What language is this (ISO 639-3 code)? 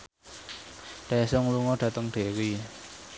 jav